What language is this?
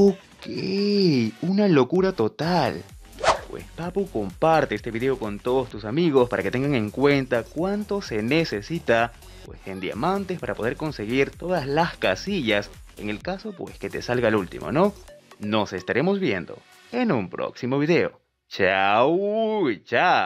Spanish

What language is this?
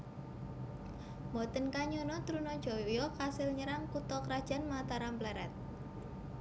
Javanese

